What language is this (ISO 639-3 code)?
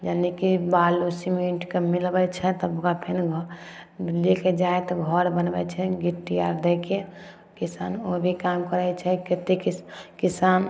mai